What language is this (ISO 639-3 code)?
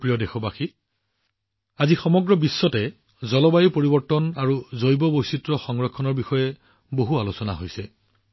asm